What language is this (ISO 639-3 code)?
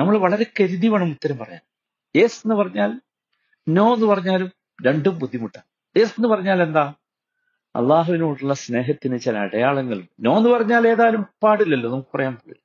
mal